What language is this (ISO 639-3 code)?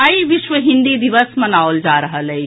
mai